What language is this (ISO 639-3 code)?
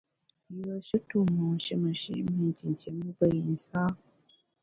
bax